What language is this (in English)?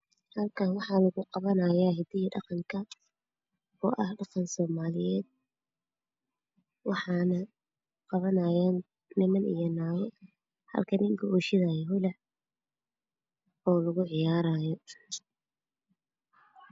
Somali